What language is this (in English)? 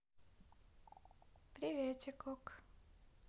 Russian